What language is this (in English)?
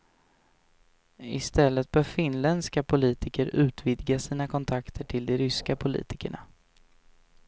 Swedish